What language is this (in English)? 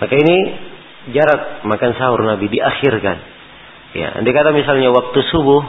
Malay